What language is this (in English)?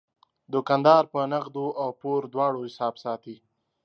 Pashto